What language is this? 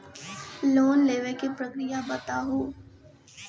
Maithili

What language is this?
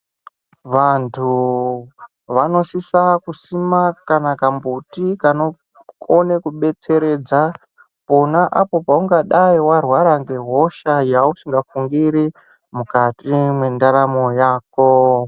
Ndau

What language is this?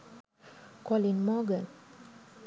Sinhala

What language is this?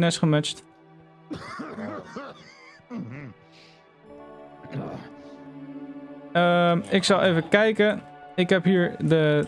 Dutch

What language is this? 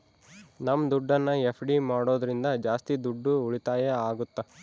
Kannada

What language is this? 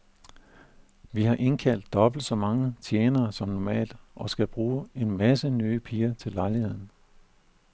Danish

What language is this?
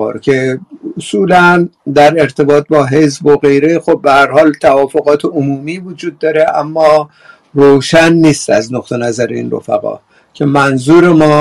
Persian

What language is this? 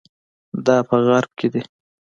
Pashto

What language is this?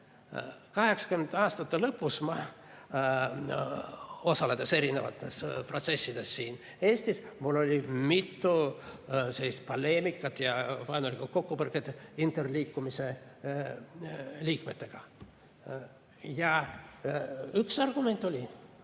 Estonian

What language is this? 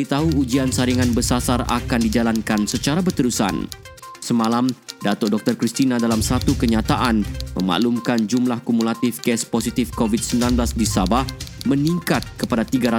Malay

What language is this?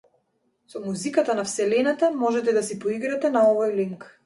Macedonian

